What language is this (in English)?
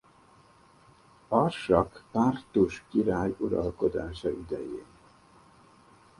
Hungarian